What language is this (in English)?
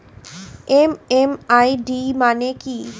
Bangla